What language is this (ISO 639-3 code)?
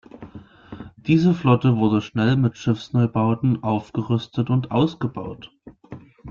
deu